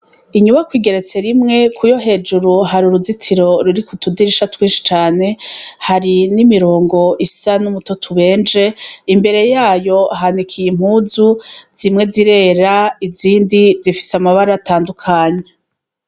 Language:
Rundi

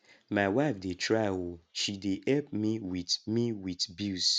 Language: Nigerian Pidgin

